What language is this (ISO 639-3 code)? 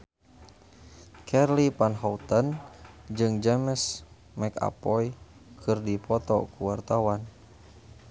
sun